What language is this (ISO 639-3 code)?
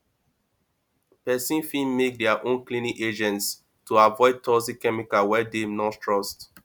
pcm